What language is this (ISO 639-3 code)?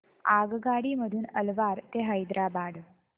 mar